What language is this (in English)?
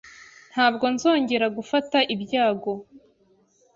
Kinyarwanda